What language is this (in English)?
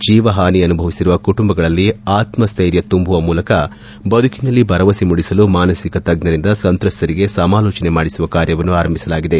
Kannada